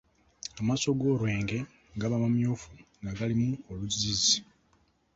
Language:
Ganda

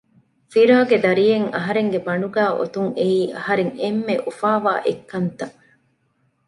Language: Divehi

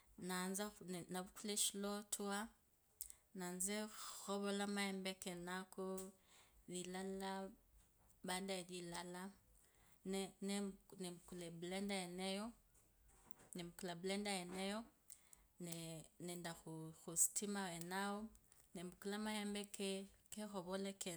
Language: Kabras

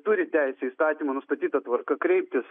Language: Lithuanian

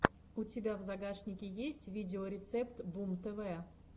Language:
Russian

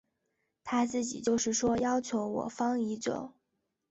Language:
Chinese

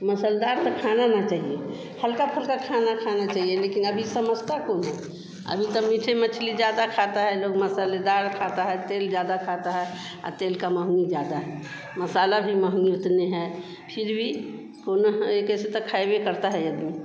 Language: Hindi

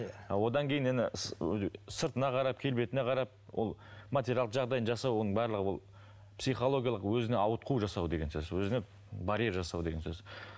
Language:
Kazakh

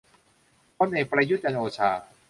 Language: Thai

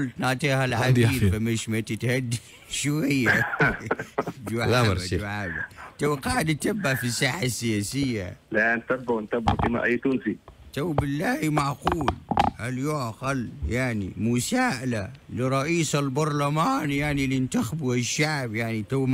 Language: Arabic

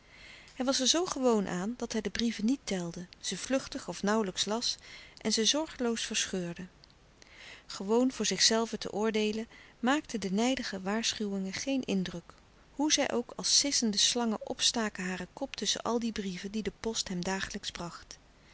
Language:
Dutch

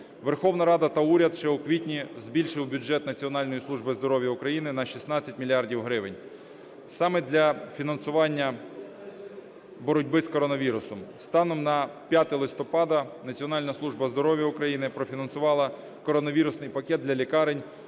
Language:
Ukrainian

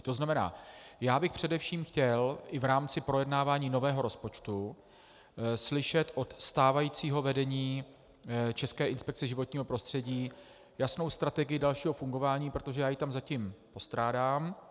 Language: Czech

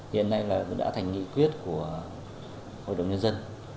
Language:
Vietnamese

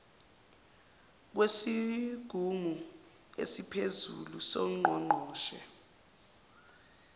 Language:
Zulu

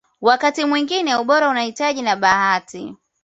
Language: Swahili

